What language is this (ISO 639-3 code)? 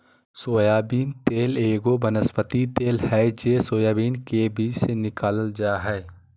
mag